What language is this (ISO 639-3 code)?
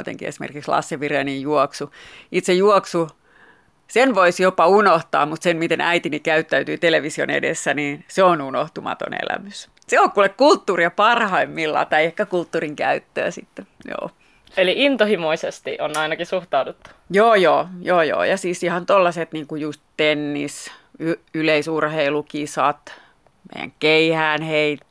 fin